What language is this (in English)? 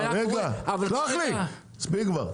Hebrew